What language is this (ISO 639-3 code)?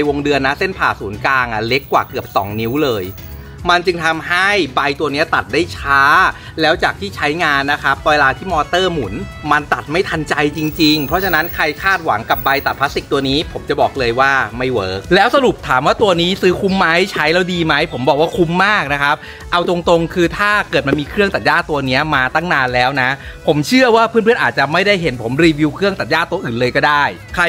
tha